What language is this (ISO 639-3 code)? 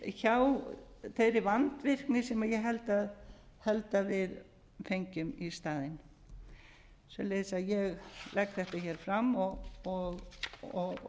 isl